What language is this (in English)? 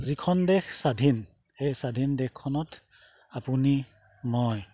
Assamese